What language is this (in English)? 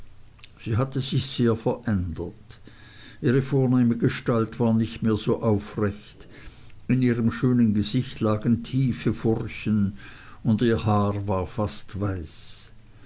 German